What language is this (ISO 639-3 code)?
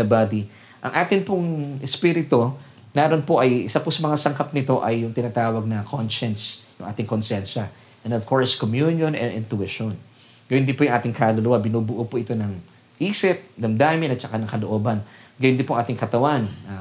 fil